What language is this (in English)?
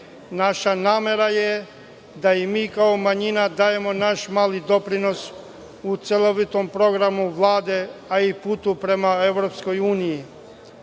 Serbian